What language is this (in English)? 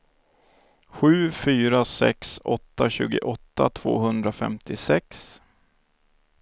Swedish